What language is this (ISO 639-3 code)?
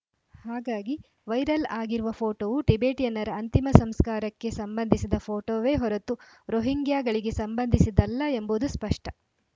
kan